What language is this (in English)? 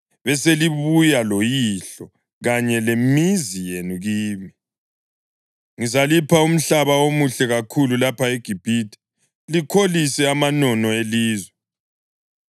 North Ndebele